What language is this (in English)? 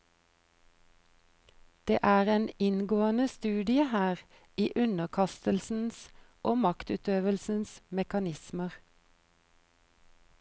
Norwegian